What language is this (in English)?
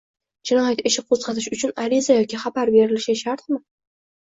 Uzbek